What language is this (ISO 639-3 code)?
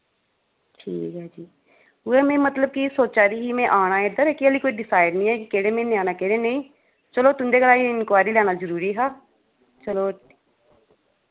doi